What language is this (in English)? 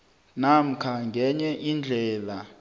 South Ndebele